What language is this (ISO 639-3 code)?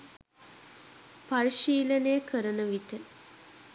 sin